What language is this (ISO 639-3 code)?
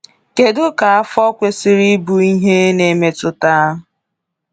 ibo